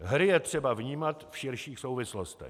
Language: Czech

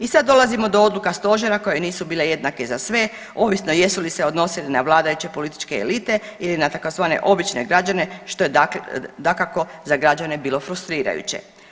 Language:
Croatian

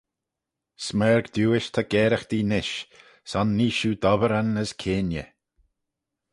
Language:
Manx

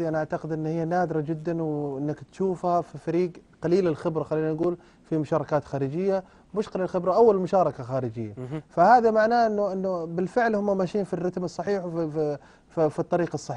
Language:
Arabic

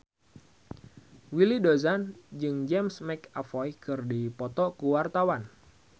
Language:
Sundanese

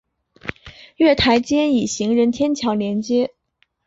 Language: Chinese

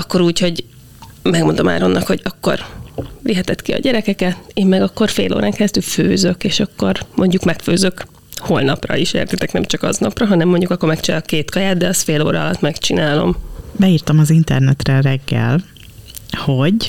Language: Hungarian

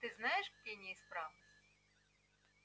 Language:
Russian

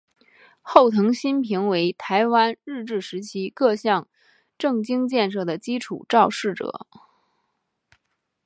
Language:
Chinese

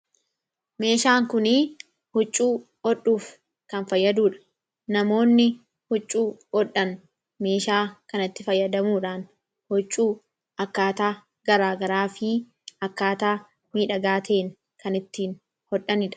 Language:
Oromo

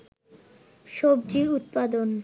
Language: Bangla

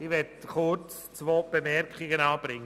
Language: Swiss German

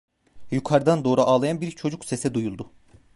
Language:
Turkish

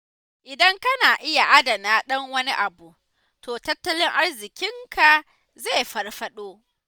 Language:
Hausa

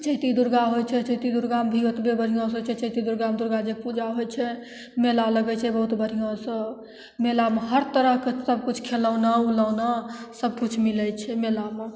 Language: Maithili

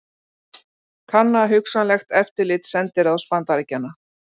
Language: Icelandic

